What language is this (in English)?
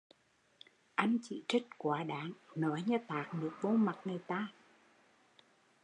Vietnamese